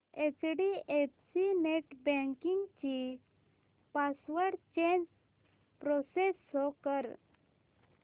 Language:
Marathi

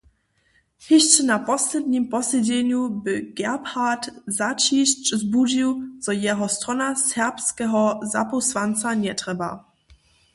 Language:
Upper Sorbian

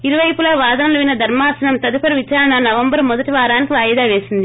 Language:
Telugu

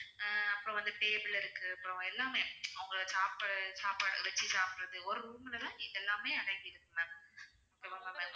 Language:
Tamil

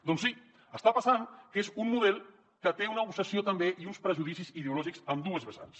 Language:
Catalan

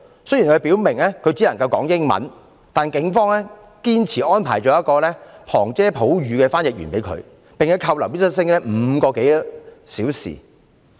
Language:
Cantonese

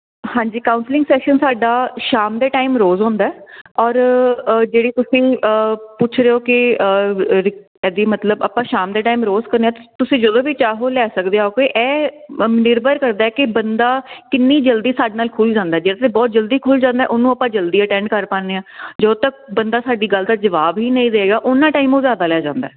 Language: Punjabi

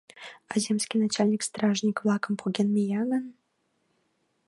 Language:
Mari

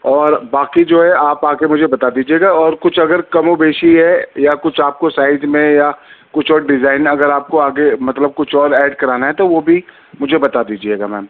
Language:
Urdu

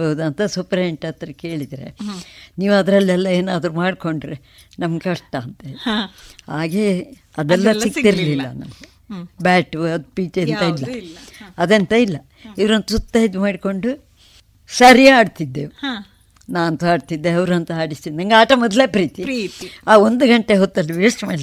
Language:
Kannada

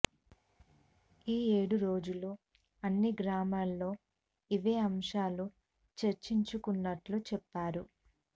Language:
Telugu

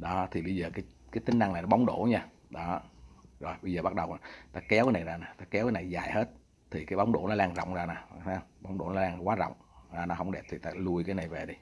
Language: Vietnamese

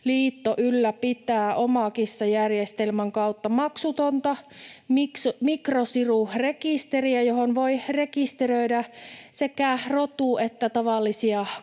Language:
Finnish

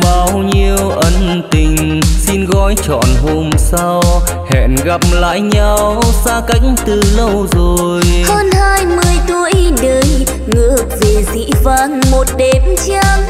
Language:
Vietnamese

